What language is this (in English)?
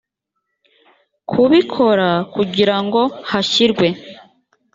Kinyarwanda